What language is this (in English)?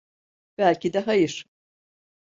Turkish